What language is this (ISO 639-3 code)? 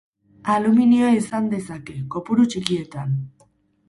eus